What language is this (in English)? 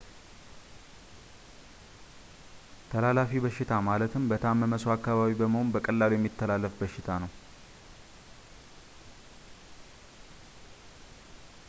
Amharic